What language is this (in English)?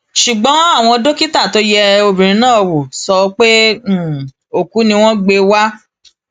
Yoruba